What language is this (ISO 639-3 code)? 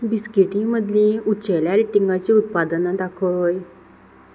kok